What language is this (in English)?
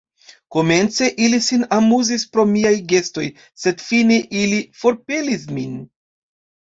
Esperanto